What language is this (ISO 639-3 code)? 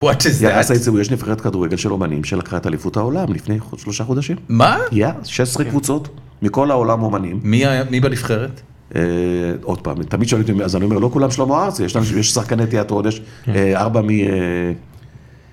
heb